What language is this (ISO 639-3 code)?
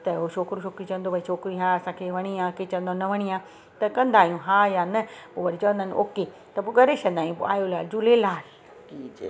snd